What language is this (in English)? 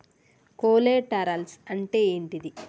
Telugu